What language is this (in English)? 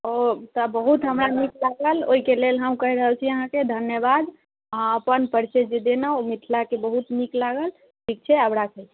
Maithili